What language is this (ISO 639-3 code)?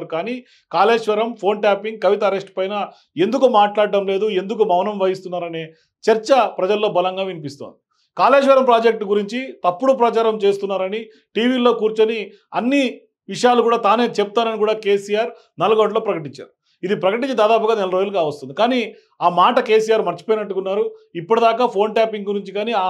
tel